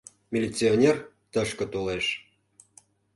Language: Mari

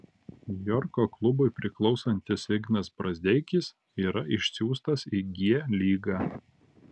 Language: Lithuanian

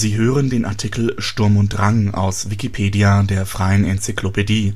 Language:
German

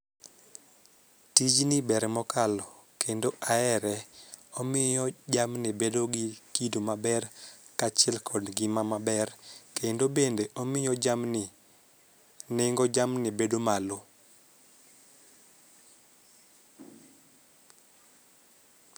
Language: Luo (Kenya and Tanzania)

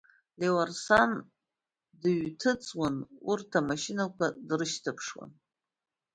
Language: Abkhazian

